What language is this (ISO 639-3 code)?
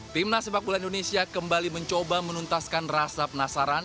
ind